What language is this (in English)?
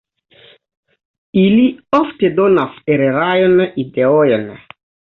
Esperanto